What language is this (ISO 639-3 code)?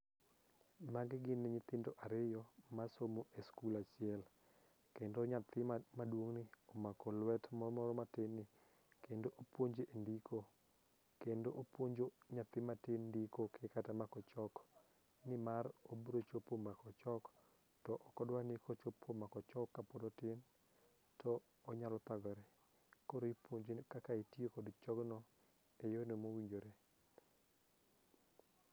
luo